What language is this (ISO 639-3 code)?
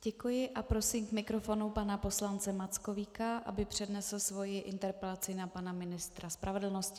ces